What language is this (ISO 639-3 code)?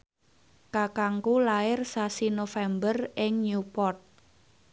jav